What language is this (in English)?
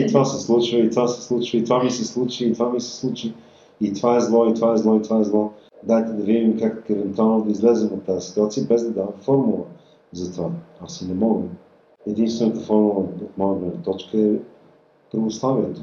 Bulgarian